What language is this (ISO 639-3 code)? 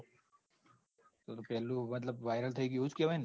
guj